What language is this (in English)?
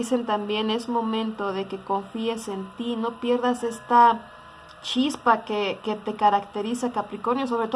Spanish